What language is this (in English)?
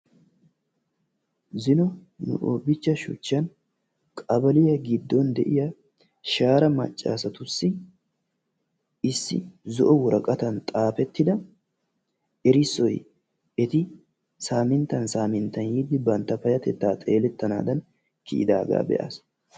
Wolaytta